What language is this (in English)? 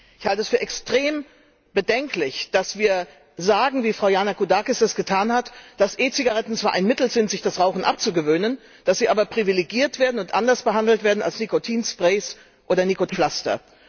German